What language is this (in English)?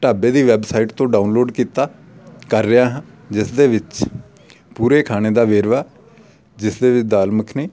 Punjabi